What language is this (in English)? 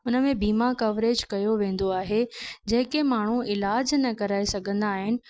Sindhi